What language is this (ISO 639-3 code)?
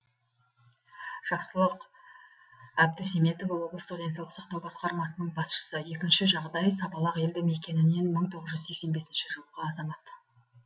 kaz